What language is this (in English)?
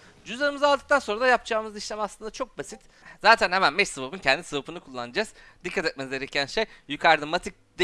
Turkish